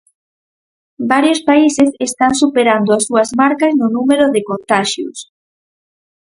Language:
Galician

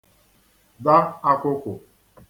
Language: Igbo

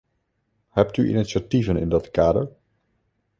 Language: Dutch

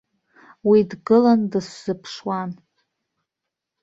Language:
Abkhazian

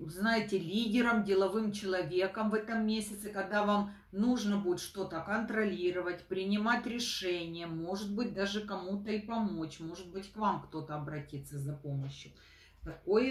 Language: Russian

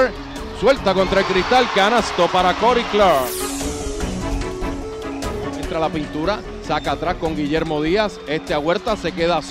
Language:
Spanish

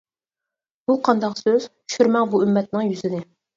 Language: Uyghur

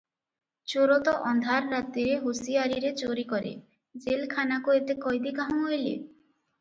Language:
Odia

